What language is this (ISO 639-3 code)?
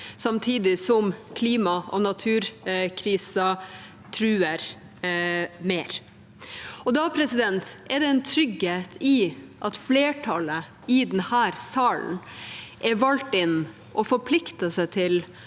nor